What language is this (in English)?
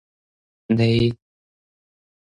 Min Nan Chinese